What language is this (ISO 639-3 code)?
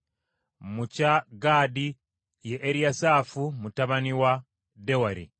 lug